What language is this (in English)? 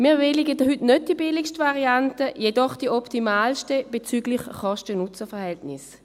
Swiss German